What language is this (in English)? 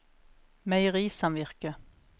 Norwegian